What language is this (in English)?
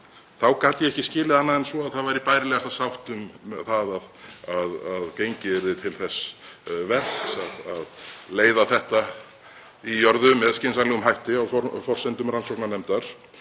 Icelandic